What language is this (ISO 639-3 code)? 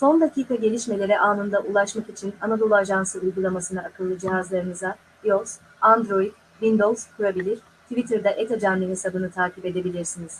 tur